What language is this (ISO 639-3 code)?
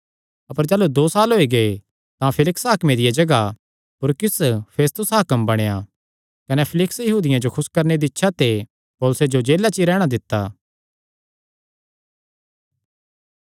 xnr